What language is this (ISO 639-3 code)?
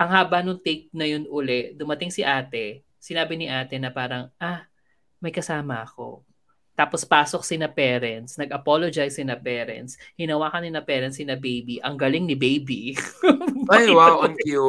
fil